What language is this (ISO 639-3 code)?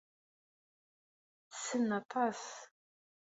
kab